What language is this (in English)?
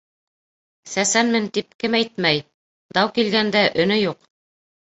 Bashkir